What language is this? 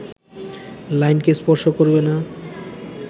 Bangla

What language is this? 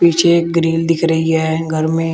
Hindi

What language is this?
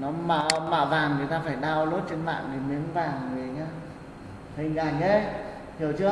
Vietnamese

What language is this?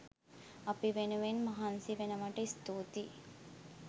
Sinhala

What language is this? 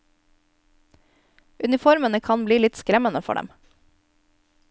Norwegian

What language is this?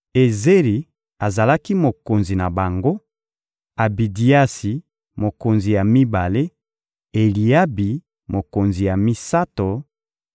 Lingala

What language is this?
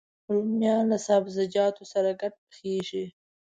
Pashto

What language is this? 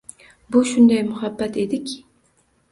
Uzbek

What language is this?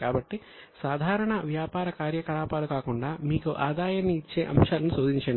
Telugu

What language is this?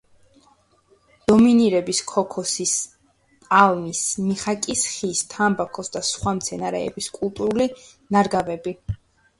Georgian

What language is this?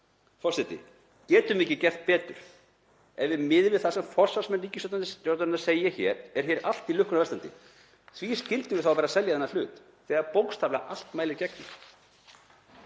Icelandic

